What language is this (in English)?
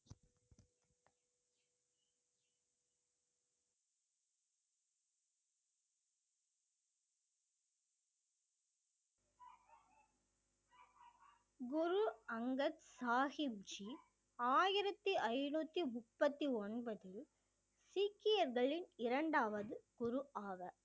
Tamil